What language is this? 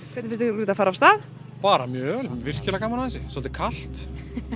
Icelandic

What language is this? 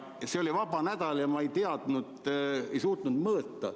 Estonian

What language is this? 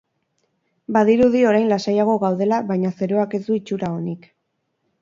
Basque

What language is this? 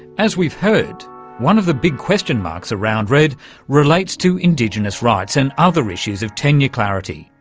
English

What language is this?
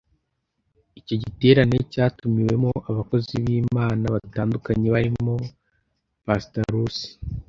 Kinyarwanda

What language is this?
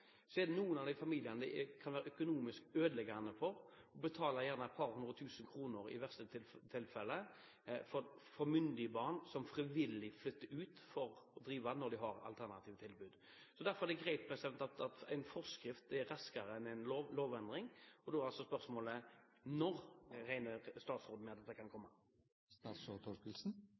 Norwegian Bokmål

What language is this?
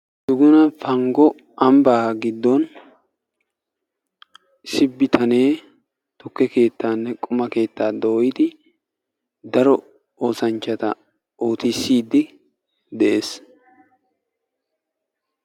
Wolaytta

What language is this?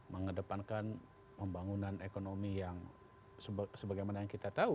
Indonesian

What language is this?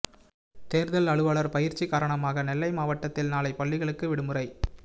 Tamil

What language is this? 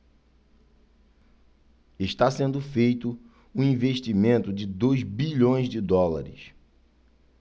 Portuguese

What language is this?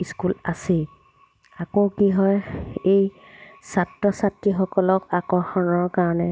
Assamese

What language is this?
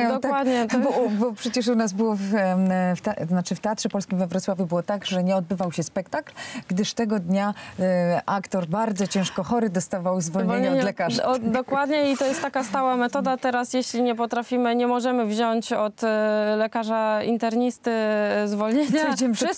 Polish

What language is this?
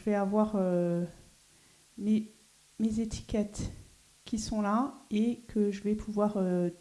French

